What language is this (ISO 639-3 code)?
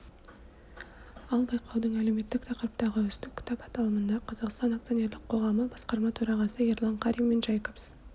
kaz